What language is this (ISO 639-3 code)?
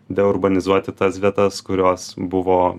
lit